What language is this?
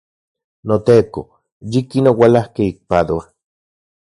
Central Puebla Nahuatl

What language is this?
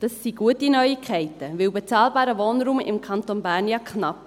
Swiss German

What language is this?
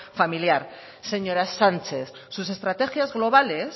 Spanish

